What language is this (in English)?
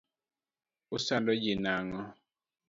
Luo (Kenya and Tanzania)